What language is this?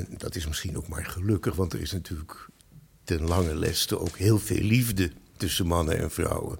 Dutch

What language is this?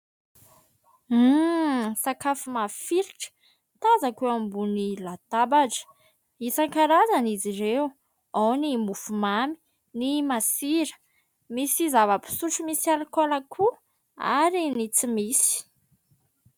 Malagasy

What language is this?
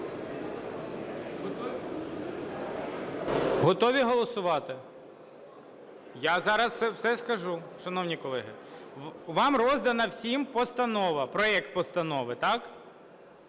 Ukrainian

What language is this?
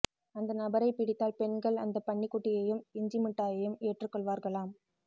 Tamil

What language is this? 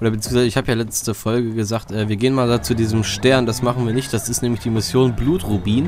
German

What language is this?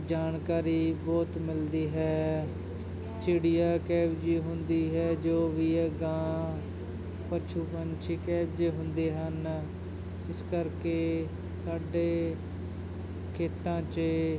Punjabi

